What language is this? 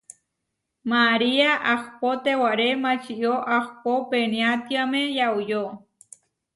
Huarijio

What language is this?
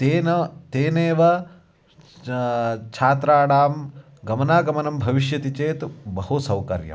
Sanskrit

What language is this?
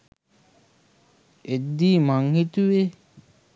Sinhala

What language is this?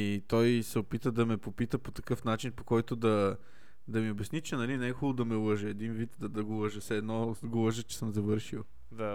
Bulgarian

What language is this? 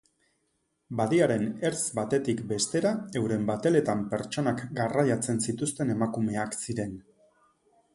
Basque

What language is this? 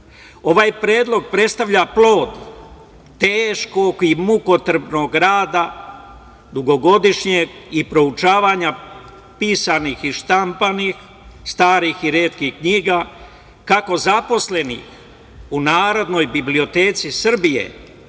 Serbian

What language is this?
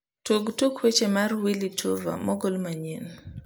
Luo (Kenya and Tanzania)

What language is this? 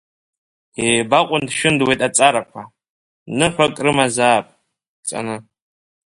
Abkhazian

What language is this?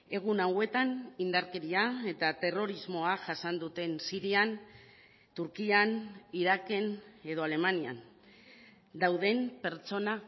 Basque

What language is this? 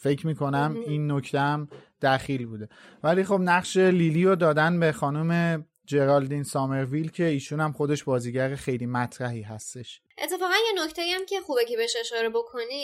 Persian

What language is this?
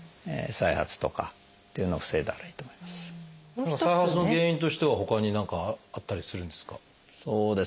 Japanese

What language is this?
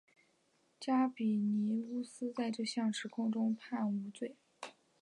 Chinese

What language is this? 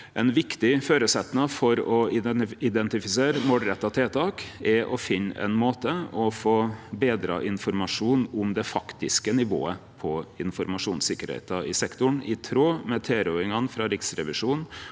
Norwegian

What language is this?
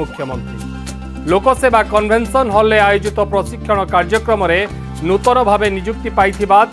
Hindi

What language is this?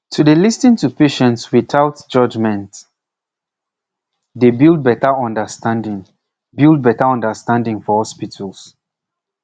Nigerian Pidgin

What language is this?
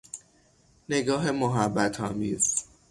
Persian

